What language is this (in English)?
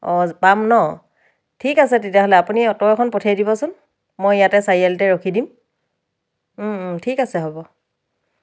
Assamese